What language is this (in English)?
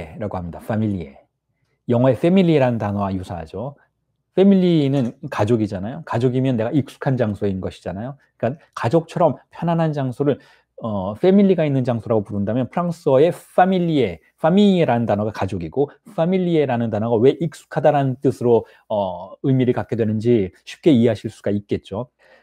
Korean